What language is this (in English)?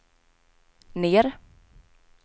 Swedish